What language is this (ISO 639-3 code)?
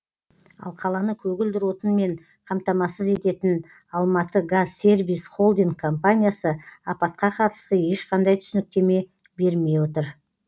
kaz